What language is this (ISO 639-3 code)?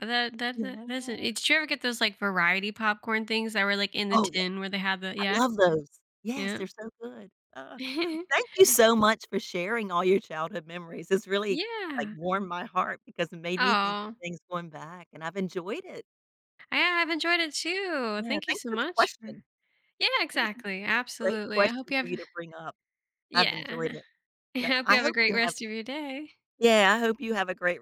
eng